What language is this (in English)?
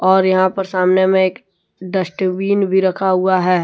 Hindi